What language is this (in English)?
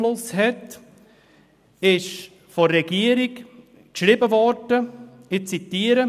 Swiss German